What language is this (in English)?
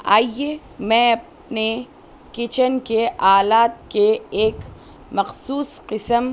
Urdu